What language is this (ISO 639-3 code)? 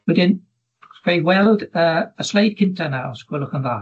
cym